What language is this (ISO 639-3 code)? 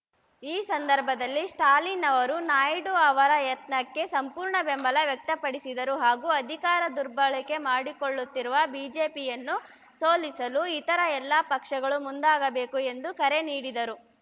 kan